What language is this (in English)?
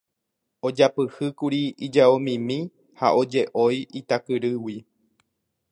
Guarani